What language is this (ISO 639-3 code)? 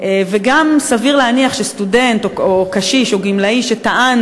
heb